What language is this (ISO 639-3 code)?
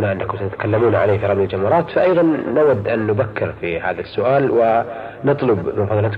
ara